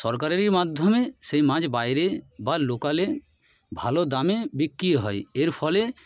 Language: Bangla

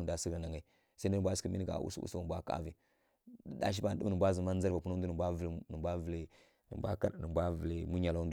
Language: Kirya-Konzəl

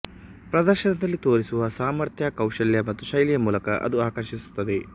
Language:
Kannada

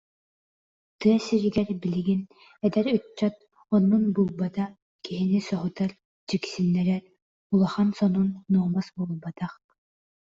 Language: Yakut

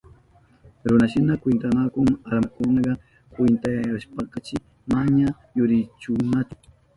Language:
Southern Pastaza Quechua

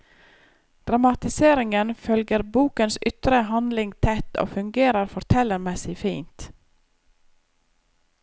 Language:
Norwegian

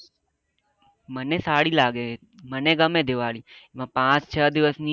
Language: Gujarati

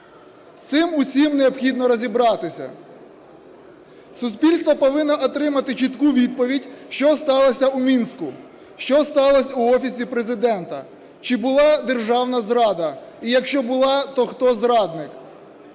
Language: Ukrainian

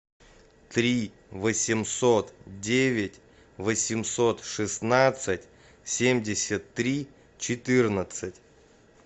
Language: Russian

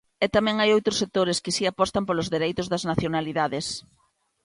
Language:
Galician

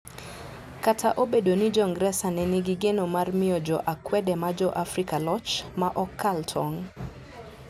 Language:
Luo (Kenya and Tanzania)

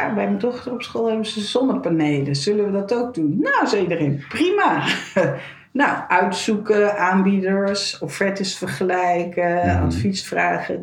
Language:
Dutch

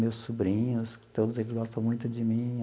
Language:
Portuguese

